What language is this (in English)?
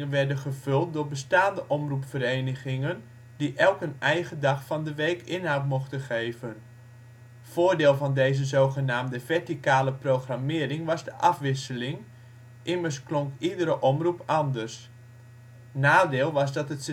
Dutch